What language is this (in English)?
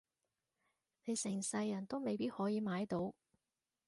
Cantonese